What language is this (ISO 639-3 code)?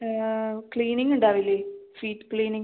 mal